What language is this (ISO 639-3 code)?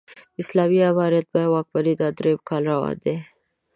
pus